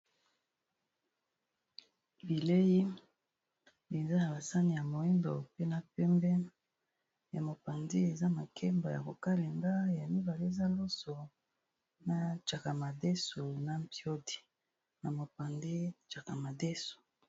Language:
Lingala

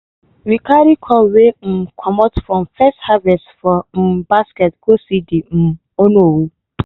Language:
Nigerian Pidgin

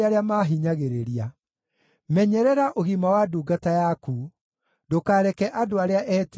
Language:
Kikuyu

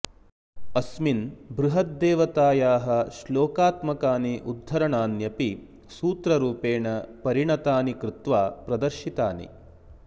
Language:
Sanskrit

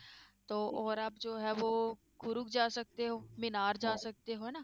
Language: Punjabi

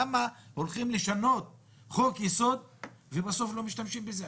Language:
Hebrew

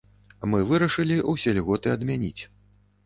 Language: Belarusian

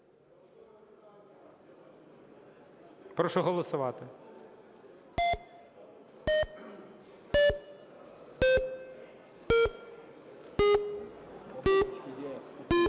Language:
Ukrainian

